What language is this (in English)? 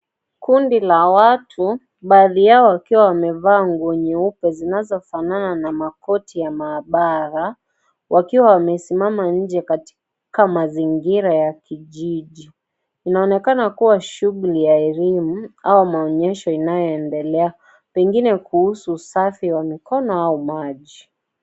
Swahili